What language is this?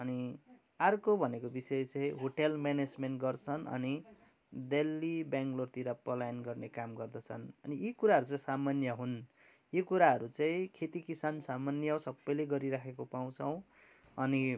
Nepali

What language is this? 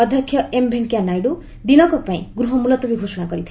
Odia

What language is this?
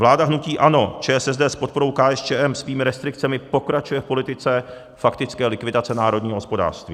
Czech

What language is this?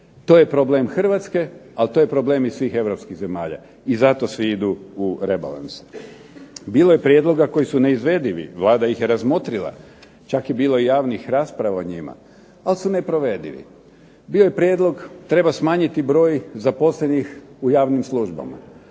Croatian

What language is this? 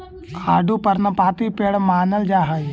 Magahi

